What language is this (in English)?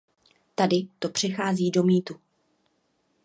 Czech